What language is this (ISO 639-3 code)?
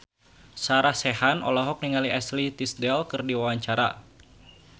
sun